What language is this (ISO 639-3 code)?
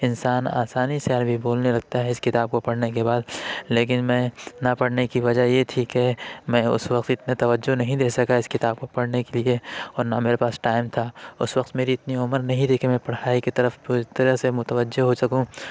urd